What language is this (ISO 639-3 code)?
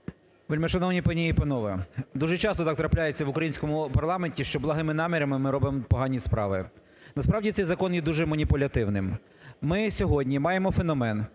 ukr